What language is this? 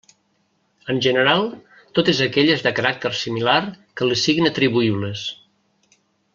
Catalan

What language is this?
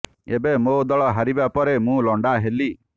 Odia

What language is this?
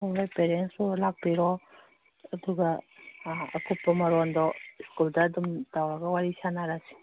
Manipuri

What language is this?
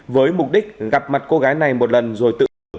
Vietnamese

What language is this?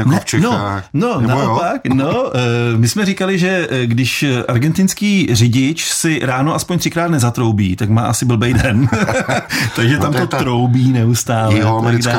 Czech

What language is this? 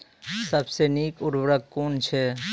Maithili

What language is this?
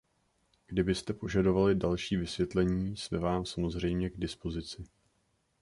Czech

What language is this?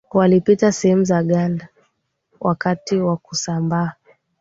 Swahili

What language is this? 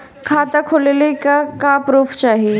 Bhojpuri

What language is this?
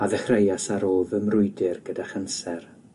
Welsh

